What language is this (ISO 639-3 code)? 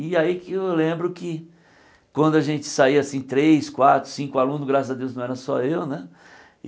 por